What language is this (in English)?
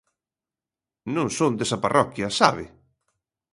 Galician